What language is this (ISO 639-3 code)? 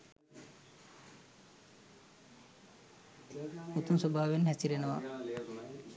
sin